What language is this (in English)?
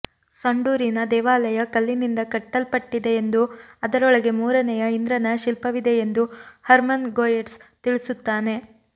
Kannada